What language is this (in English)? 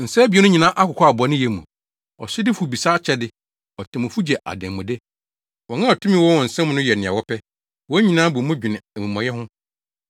Akan